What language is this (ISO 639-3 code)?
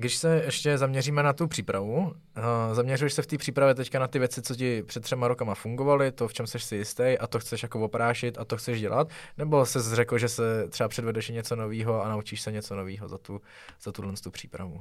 ces